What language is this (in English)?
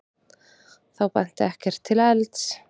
Icelandic